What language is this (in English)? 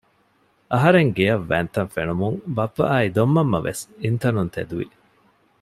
Divehi